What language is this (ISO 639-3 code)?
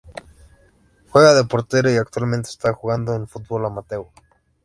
spa